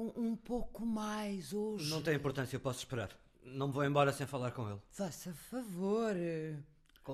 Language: Portuguese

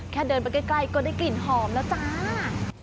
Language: Thai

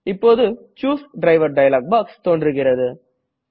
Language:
Tamil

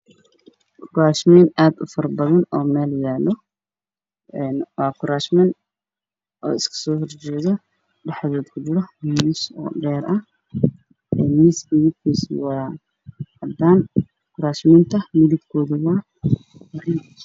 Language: Somali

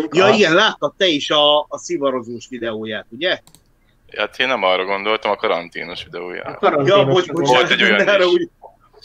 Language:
Hungarian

